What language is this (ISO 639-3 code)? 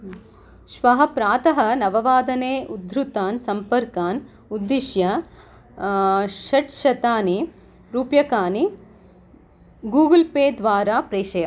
san